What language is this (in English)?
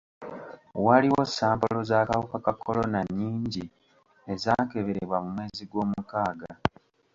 Ganda